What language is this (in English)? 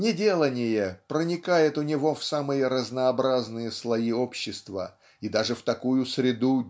Russian